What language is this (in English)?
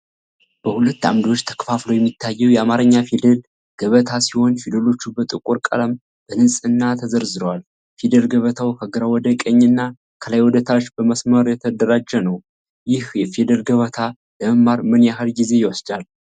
Amharic